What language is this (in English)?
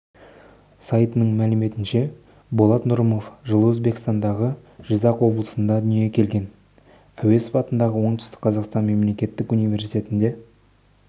Kazakh